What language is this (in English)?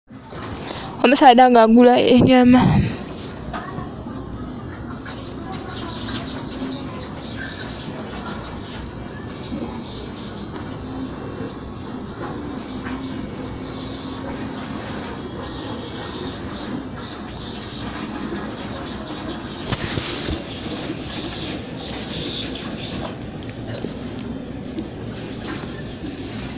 Soga